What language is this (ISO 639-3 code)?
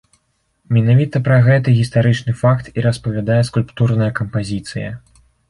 bel